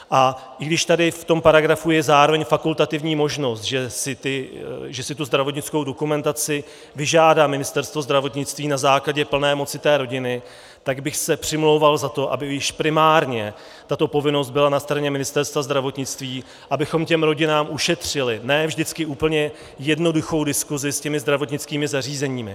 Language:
Czech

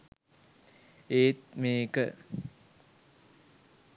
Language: Sinhala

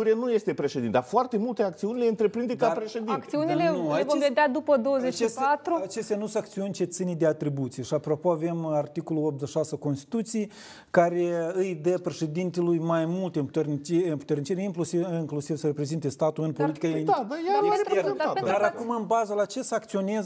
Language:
Romanian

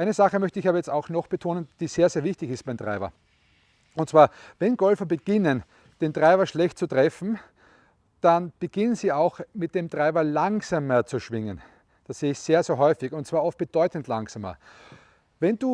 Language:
German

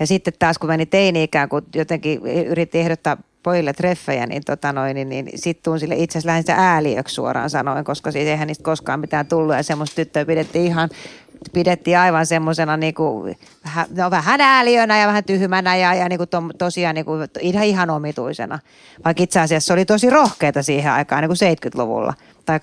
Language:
Finnish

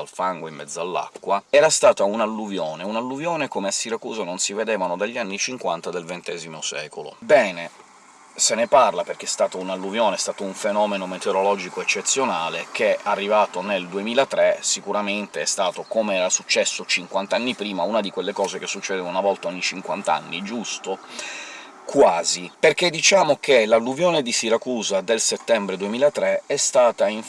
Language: Italian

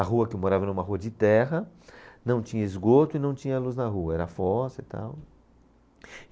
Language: Portuguese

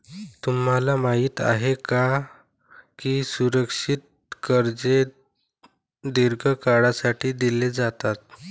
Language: Marathi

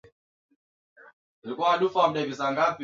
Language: Swahili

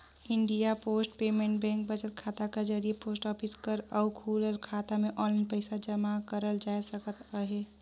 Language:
Chhattisgarhi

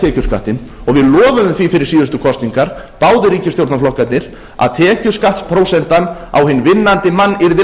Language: Icelandic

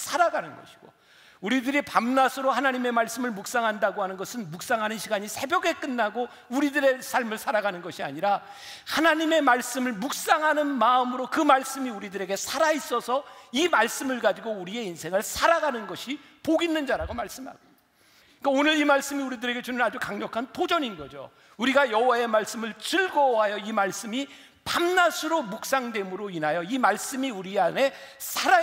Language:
Korean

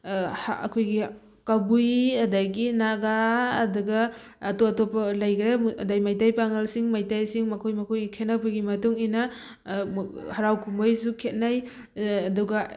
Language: Manipuri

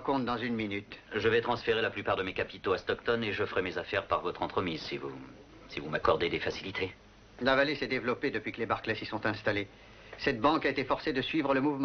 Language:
French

